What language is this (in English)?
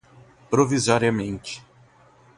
Portuguese